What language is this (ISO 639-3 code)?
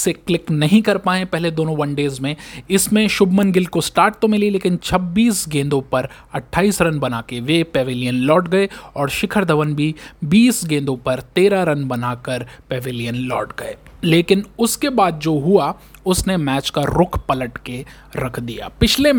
hin